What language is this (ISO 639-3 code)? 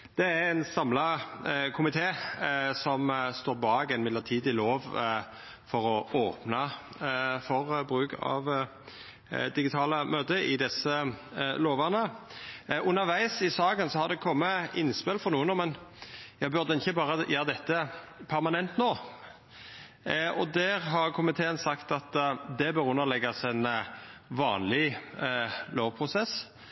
nno